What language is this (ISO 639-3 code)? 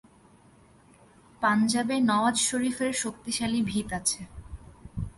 ben